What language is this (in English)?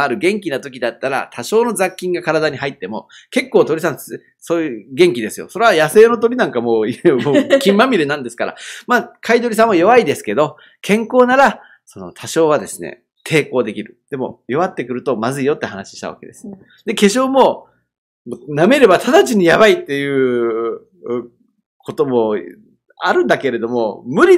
Japanese